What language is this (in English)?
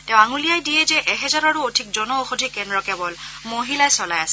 Assamese